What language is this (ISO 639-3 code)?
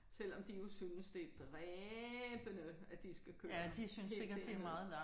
dan